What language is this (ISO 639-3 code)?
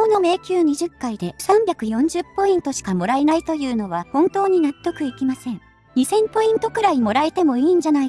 jpn